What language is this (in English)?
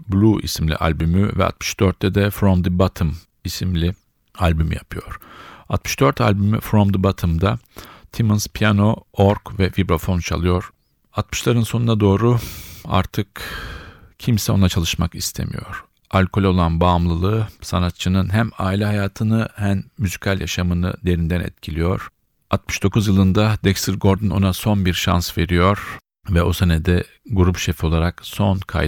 Turkish